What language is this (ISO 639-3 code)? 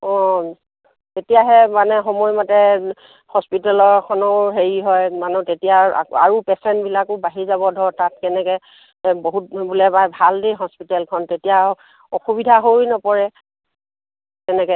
asm